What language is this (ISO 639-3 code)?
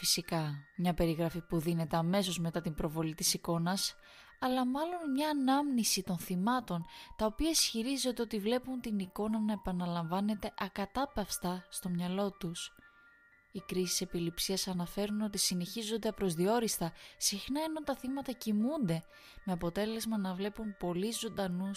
ell